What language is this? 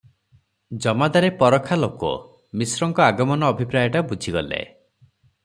Odia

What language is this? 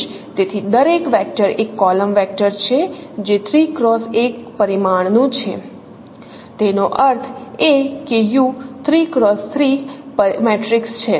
Gujarati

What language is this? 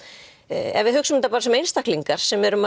Icelandic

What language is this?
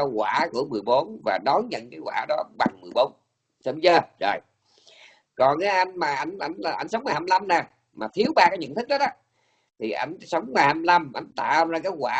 Vietnamese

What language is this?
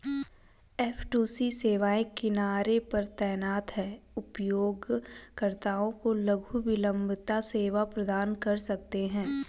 Hindi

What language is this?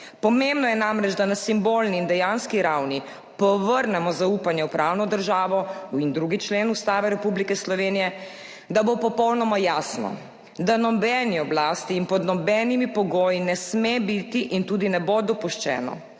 Slovenian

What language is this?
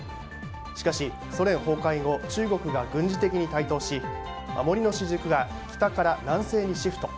Japanese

